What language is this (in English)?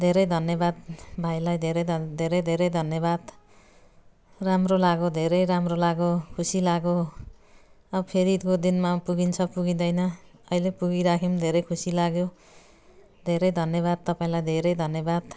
Nepali